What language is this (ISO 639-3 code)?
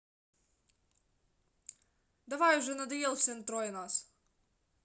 rus